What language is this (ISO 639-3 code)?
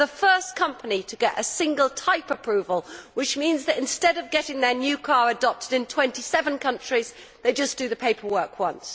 eng